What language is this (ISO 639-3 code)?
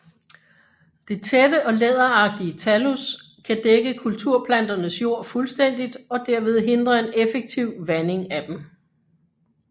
dan